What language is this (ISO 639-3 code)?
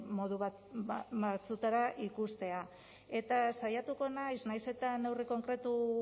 eus